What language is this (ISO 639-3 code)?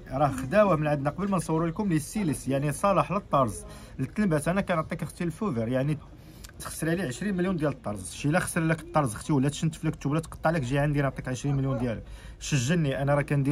ara